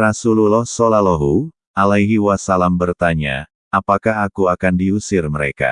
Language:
Indonesian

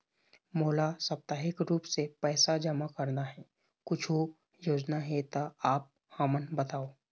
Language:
Chhattisgarhi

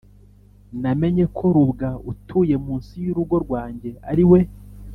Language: Kinyarwanda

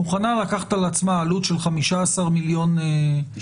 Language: Hebrew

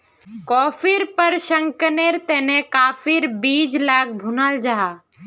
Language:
Magahi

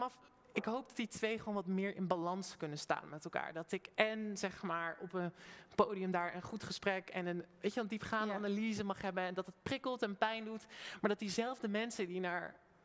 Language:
Dutch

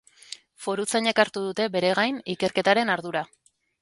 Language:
Basque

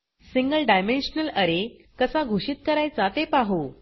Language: Marathi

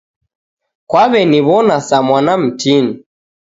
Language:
Taita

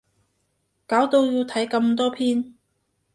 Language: Cantonese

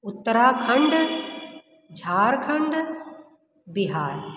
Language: Hindi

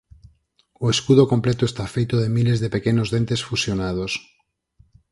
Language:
Galician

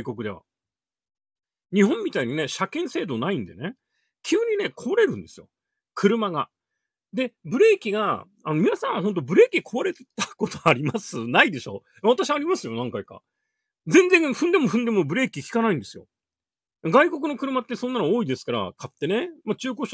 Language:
Japanese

